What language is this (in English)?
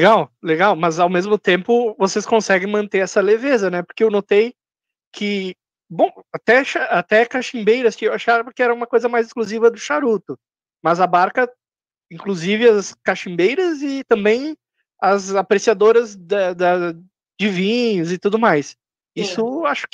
Portuguese